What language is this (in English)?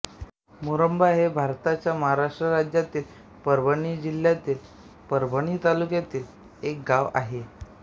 Marathi